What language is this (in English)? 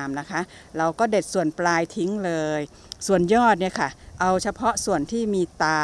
Thai